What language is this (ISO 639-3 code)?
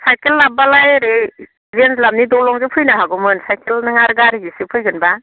brx